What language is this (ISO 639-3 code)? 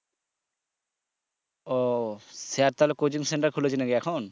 ben